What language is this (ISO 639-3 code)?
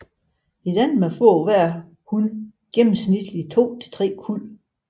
dan